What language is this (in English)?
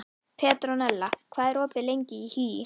Icelandic